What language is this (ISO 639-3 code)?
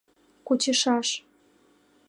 chm